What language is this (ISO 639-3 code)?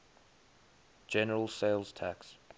eng